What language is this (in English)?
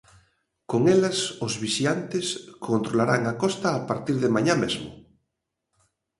Galician